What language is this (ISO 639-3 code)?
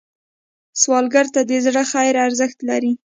pus